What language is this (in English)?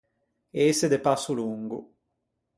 Ligurian